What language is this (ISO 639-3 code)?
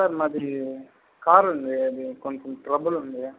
tel